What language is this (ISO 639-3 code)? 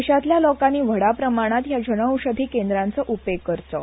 kok